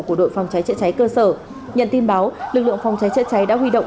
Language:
Vietnamese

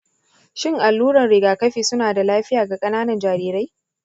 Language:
Hausa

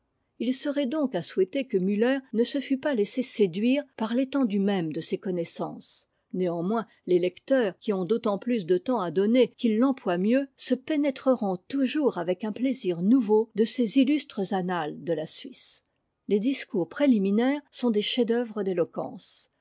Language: French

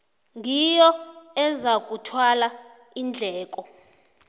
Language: South Ndebele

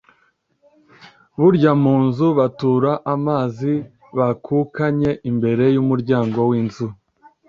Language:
Kinyarwanda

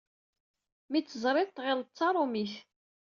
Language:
Kabyle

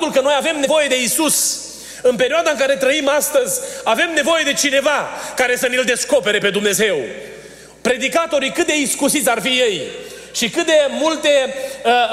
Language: Romanian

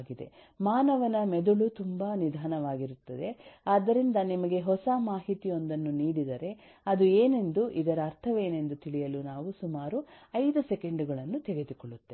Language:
Kannada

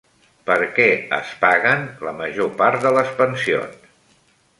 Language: Catalan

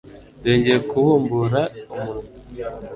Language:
Kinyarwanda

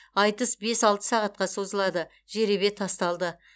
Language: Kazakh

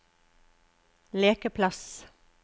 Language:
Norwegian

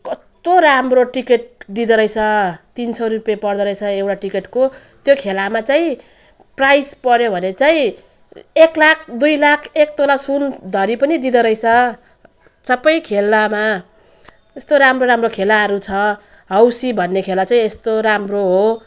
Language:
Nepali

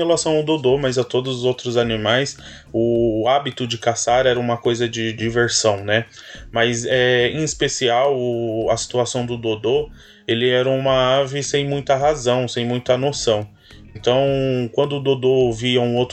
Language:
Portuguese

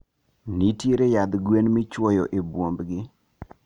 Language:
Luo (Kenya and Tanzania)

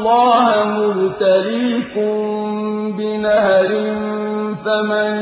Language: Arabic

